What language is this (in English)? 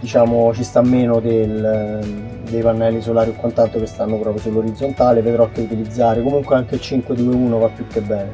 Italian